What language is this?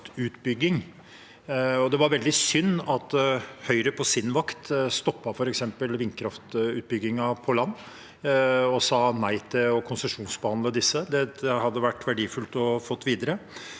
Norwegian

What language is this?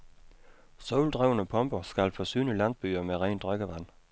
Danish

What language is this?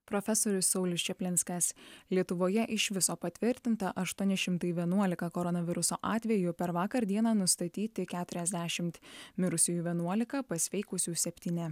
Lithuanian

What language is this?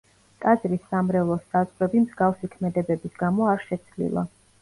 Georgian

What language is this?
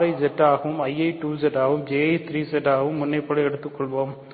Tamil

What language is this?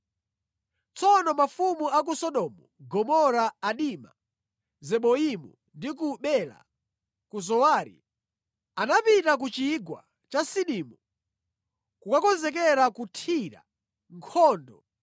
Nyanja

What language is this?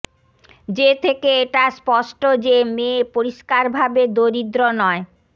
Bangla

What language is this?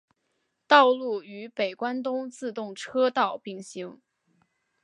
Chinese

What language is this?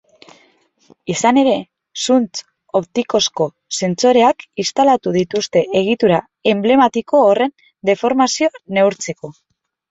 Basque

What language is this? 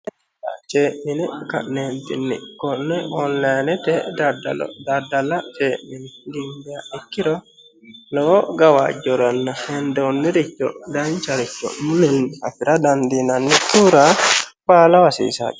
Sidamo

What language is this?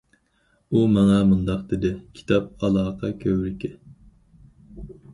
Uyghur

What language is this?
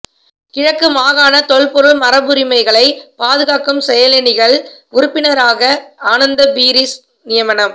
Tamil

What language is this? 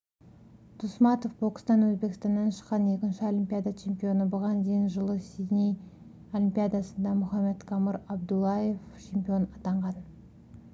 Kazakh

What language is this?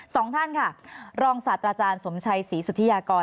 Thai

